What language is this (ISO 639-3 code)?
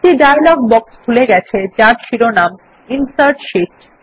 ben